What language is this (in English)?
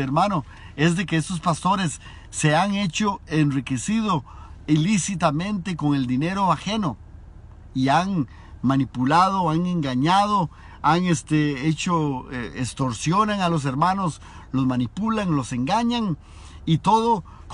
Spanish